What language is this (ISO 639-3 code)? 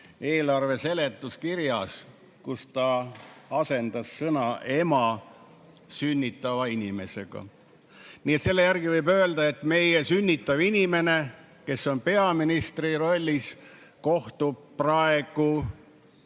est